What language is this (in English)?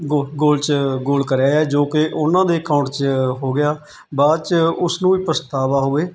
Punjabi